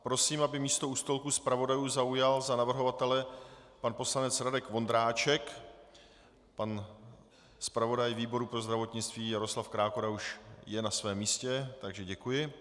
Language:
Czech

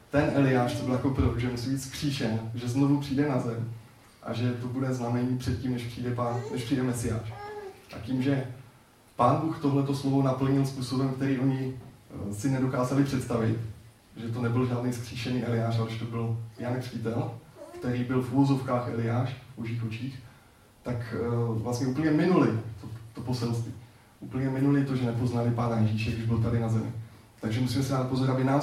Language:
Czech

